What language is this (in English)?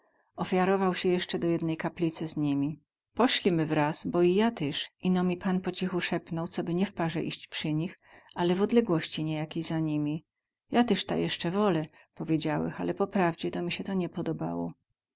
Polish